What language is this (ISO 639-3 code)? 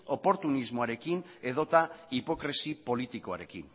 eus